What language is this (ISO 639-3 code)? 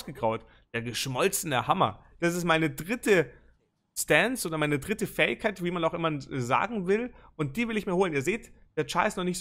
deu